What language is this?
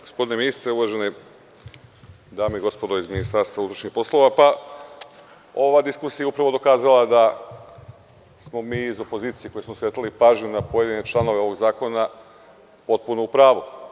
Serbian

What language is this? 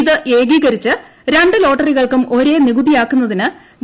Malayalam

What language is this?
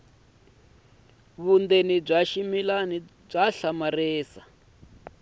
Tsonga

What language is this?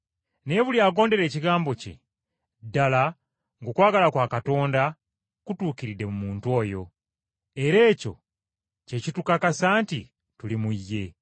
Ganda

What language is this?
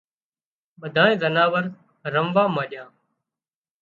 Wadiyara Koli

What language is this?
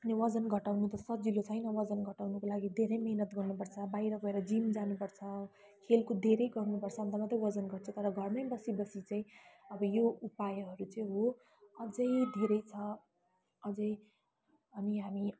Nepali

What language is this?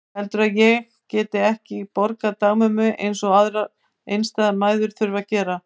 Icelandic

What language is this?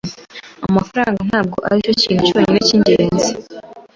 Kinyarwanda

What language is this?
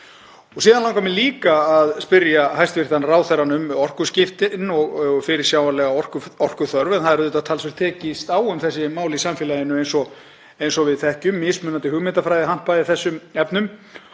Icelandic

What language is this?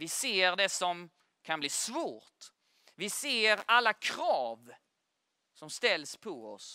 Swedish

